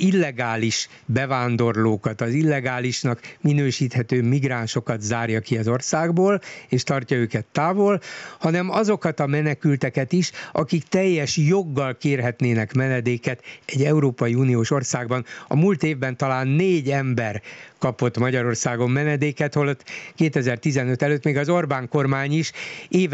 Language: Hungarian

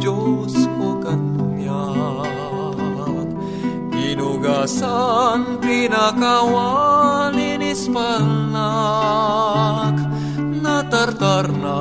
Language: Filipino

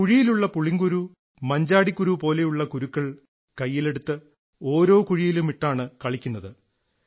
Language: Malayalam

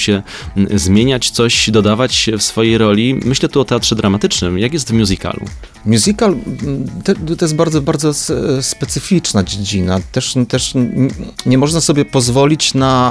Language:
Polish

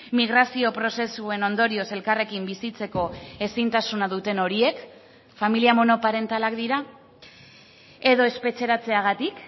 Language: Basque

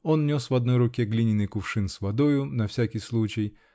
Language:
Russian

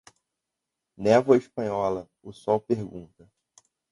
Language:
Portuguese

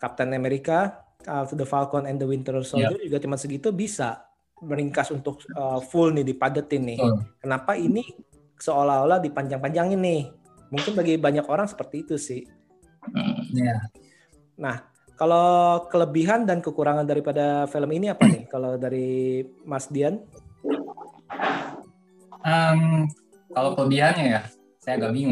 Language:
Indonesian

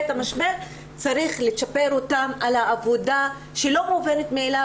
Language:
Hebrew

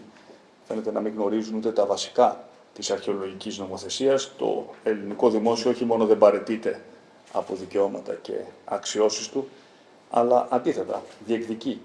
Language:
Greek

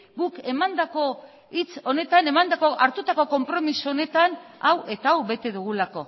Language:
Basque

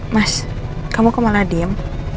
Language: Indonesian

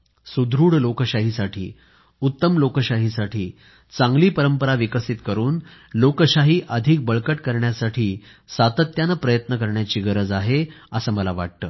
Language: Marathi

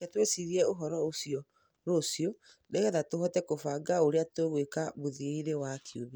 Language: Kikuyu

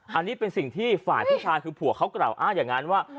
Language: Thai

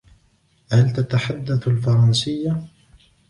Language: Arabic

